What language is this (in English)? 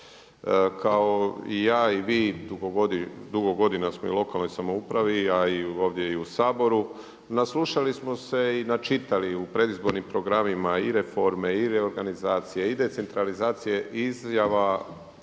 Croatian